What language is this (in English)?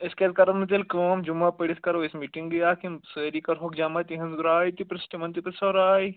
Kashmiri